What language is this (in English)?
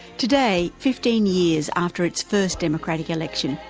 English